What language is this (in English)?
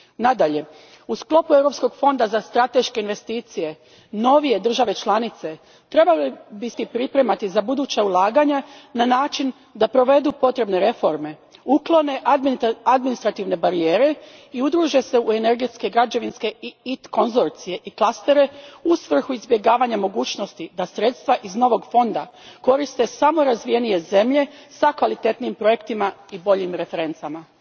Croatian